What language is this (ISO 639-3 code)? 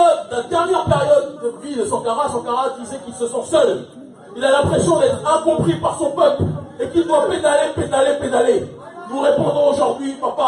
fra